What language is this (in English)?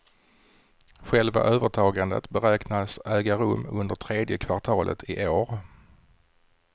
Swedish